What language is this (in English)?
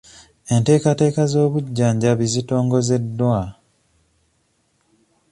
Ganda